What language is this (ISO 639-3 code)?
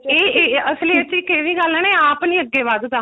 pan